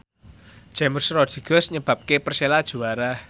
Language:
Javanese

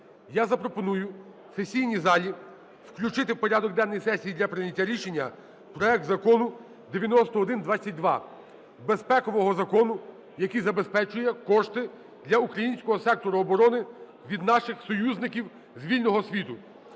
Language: Ukrainian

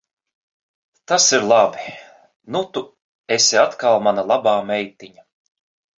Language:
Latvian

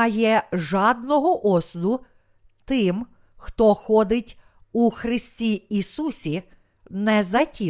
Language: Ukrainian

